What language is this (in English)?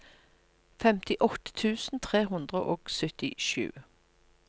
Norwegian